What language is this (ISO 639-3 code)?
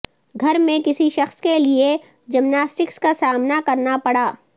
urd